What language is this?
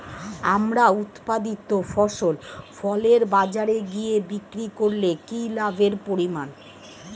Bangla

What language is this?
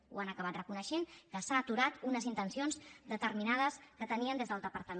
Catalan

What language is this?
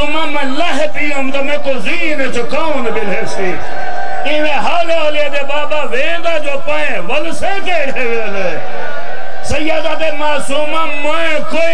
Arabic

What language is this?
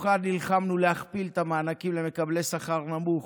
Hebrew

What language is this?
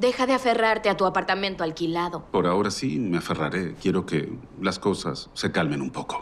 Spanish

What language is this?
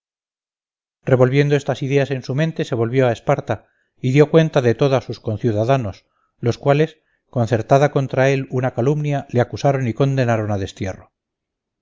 Spanish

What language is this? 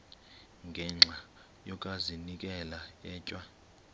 Xhosa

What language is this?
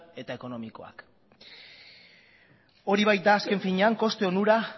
Basque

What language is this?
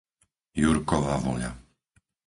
Slovak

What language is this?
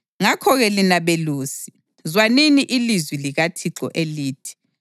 North Ndebele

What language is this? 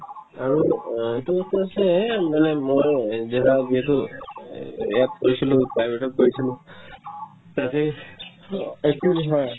Assamese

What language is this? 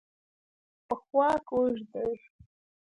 Pashto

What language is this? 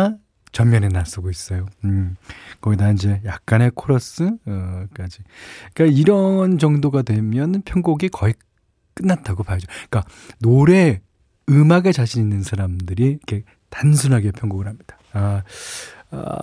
Korean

